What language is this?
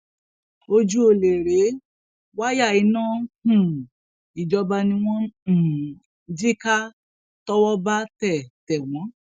Yoruba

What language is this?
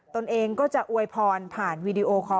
Thai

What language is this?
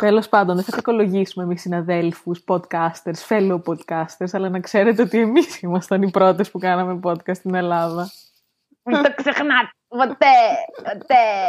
Greek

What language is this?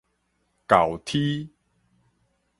Min Nan Chinese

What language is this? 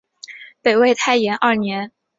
Chinese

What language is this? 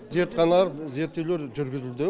Kazakh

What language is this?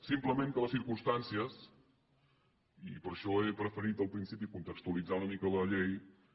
Catalan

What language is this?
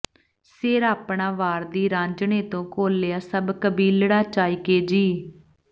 Punjabi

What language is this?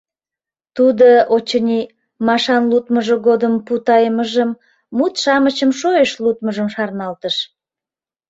Mari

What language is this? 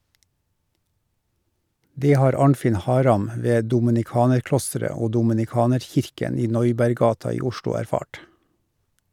Norwegian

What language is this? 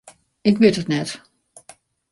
Western Frisian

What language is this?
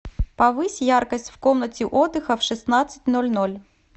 Russian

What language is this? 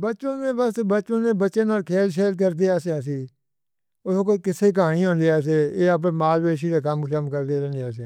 Northern Hindko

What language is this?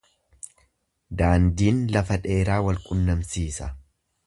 Oromo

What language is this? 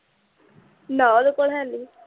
Punjabi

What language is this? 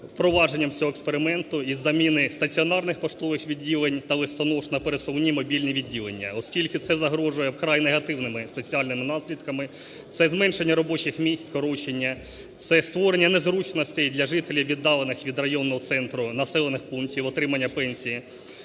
Ukrainian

